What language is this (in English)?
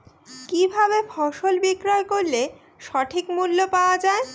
Bangla